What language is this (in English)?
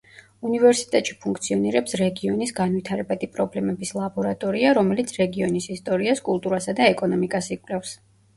Georgian